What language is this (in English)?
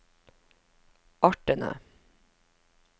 Norwegian